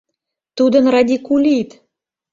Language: Mari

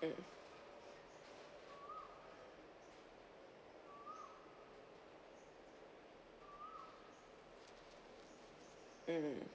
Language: English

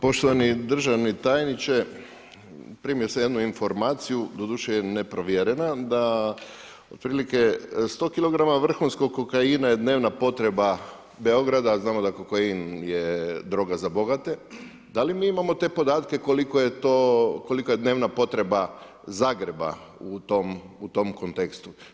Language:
Croatian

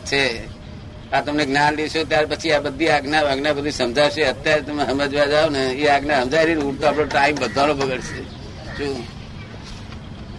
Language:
Gujarati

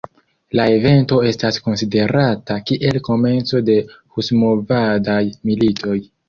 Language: Esperanto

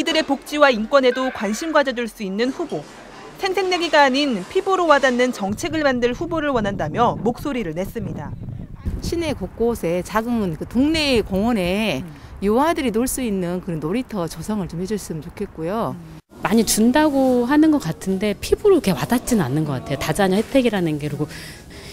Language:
Korean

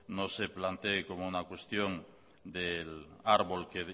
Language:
Spanish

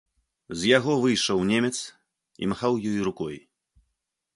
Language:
Belarusian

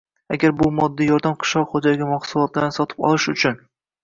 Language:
Uzbek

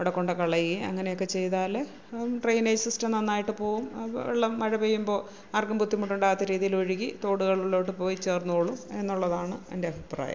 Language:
Malayalam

